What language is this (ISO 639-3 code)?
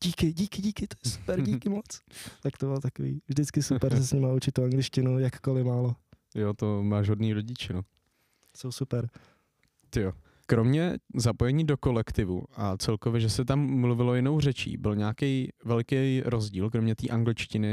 ces